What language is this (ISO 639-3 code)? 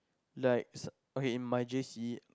eng